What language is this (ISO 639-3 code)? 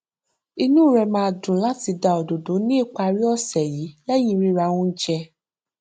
yor